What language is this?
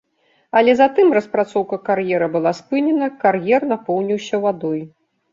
Belarusian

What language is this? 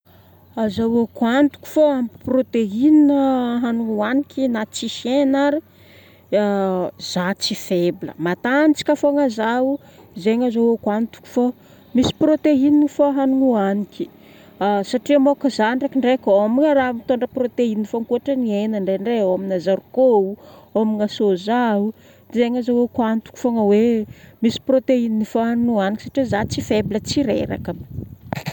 Northern Betsimisaraka Malagasy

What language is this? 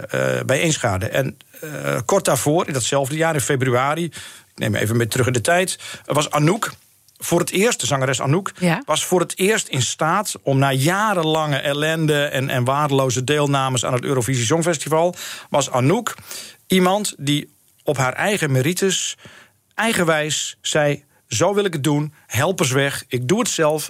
Dutch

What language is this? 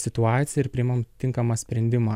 Lithuanian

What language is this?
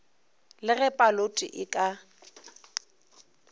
Northern Sotho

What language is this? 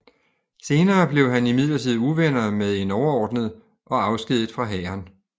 Danish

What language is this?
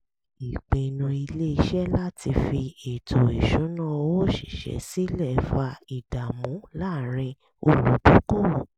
Yoruba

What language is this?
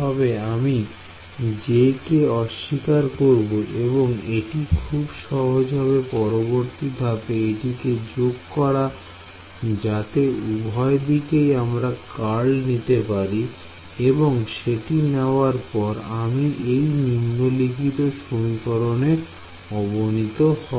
Bangla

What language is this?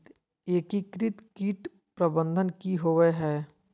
Magahi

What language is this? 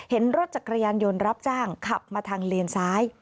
Thai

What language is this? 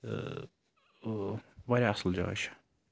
Kashmiri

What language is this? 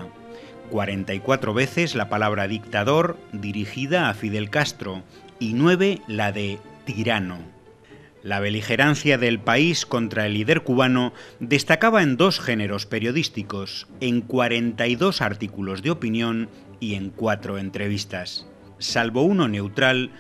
Spanish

